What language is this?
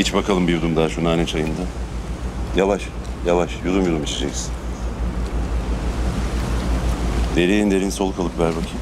Turkish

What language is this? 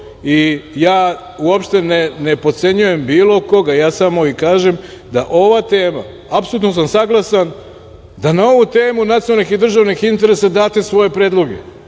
Serbian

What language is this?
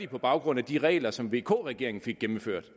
Danish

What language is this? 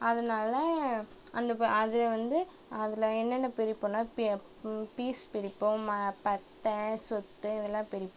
Tamil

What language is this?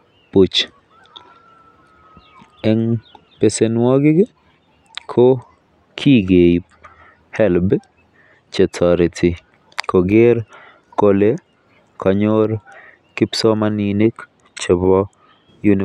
Kalenjin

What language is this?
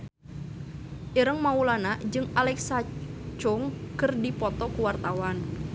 Sundanese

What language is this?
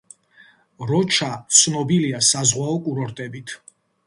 Georgian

